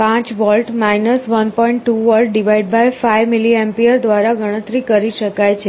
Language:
Gujarati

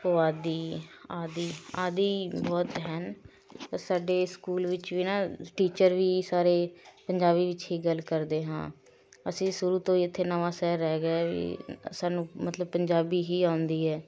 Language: Punjabi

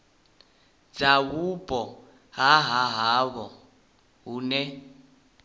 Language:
Venda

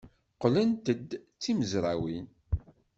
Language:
Kabyle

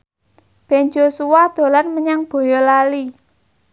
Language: Javanese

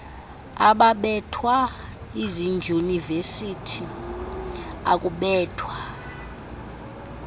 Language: Xhosa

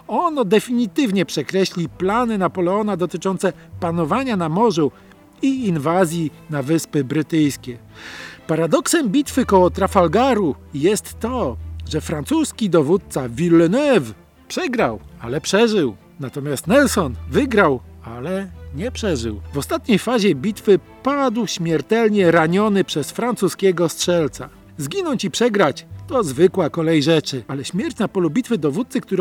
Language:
Polish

